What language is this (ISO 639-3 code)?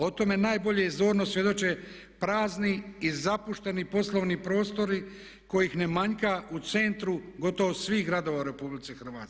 hrv